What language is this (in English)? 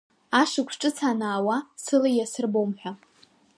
Abkhazian